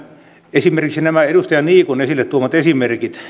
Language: Finnish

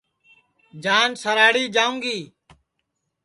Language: Sansi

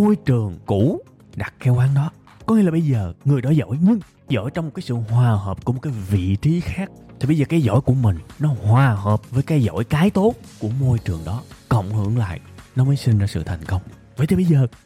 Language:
Vietnamese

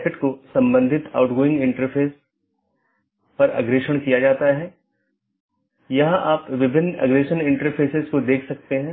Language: Hindi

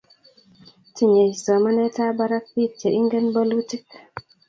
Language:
Kalenjin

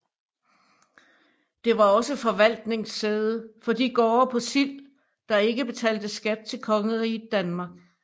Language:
Danish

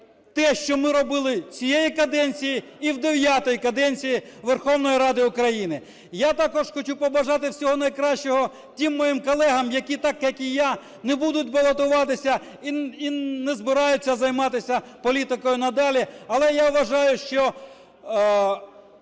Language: Ukrainian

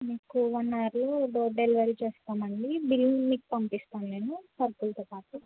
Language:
Telugu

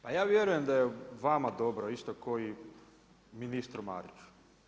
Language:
Croatian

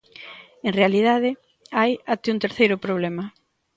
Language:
Galician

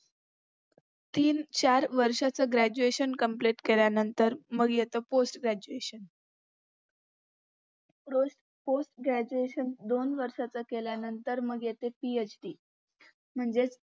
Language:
Marathi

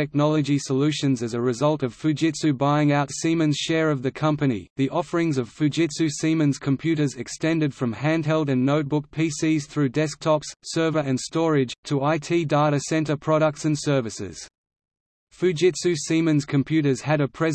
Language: English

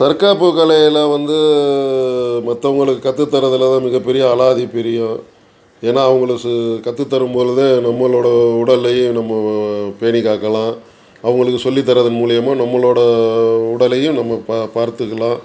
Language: Tamil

